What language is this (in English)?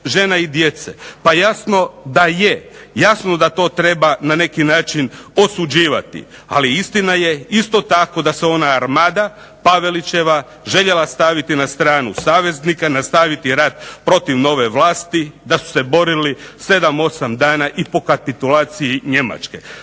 Croatian